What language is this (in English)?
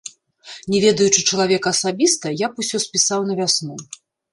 Belarusian